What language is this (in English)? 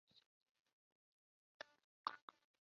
Chinese